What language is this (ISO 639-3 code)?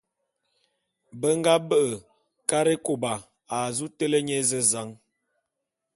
bum